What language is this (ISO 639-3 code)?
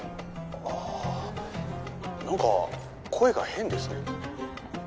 jpn